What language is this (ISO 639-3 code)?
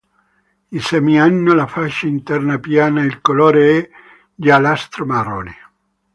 ita